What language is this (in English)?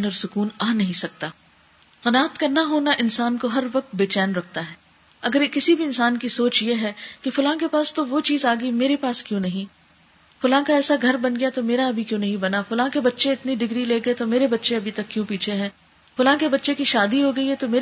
Urdu